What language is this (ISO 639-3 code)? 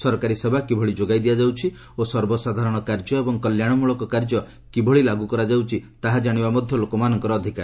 ori